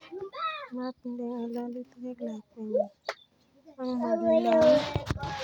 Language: Kalenjin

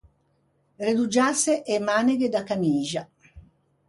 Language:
Ligurian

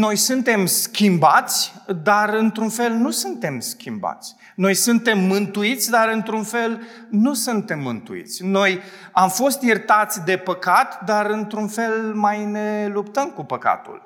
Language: Romanian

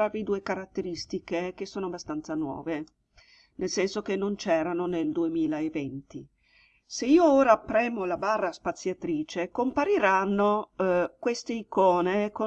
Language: Italian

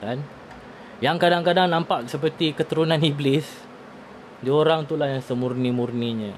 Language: Malay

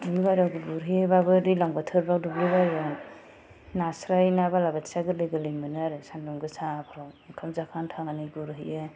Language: Bodo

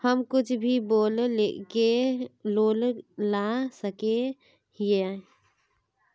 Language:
Magahi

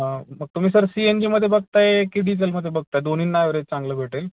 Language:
Marathi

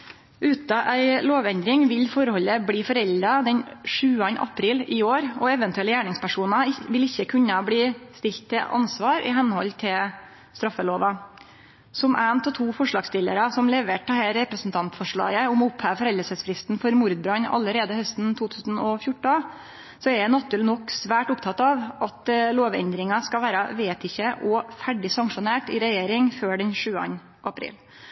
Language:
Norwegian Nynorsk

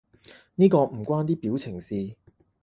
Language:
Cantonese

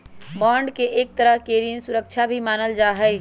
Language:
Magahi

